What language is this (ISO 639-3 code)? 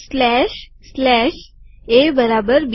guj